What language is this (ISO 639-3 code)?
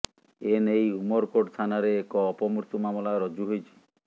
ori